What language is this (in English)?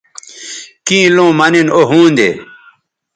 Bateri